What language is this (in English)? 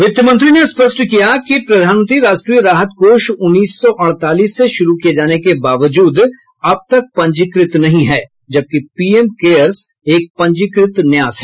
Hindi